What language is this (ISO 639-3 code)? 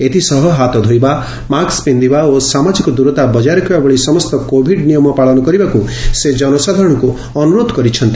ori